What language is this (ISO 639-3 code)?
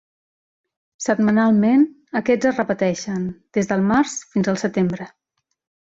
cat